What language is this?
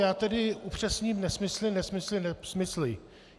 Czech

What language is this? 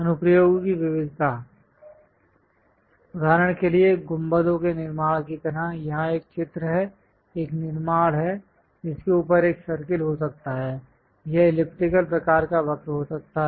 Hindi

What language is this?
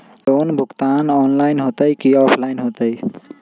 Magahi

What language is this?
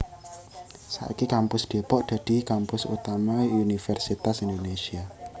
Javanese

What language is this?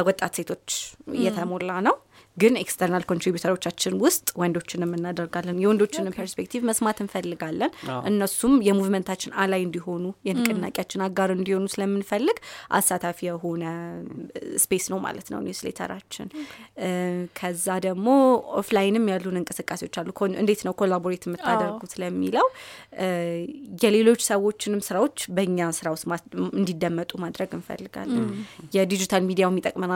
Amharic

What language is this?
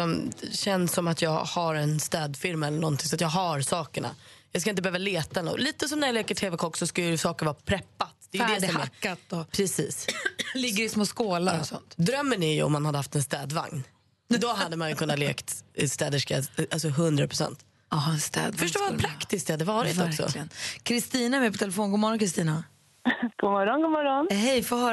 Swedish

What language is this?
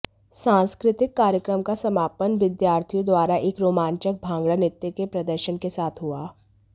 Hindi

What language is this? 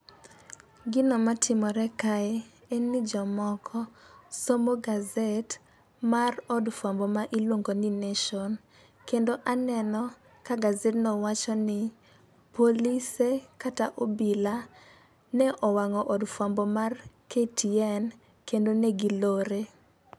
Luo (Kenya and Tanzania)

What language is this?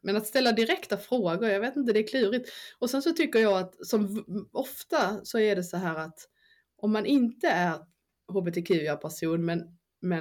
Swedish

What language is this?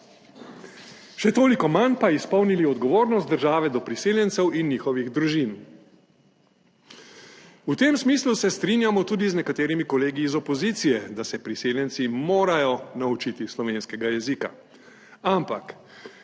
Slovenian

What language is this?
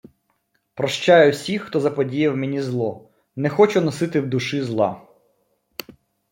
Ukrainian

